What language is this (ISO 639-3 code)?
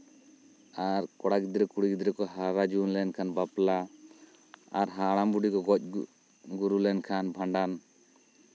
sat